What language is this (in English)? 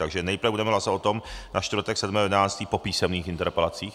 Czech